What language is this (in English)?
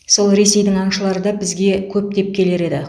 Kazakh